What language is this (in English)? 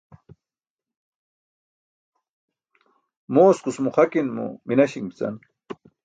Burushaski